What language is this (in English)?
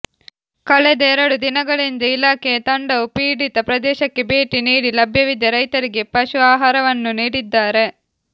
Kannada